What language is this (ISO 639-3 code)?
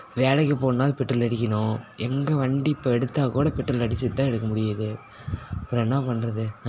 tam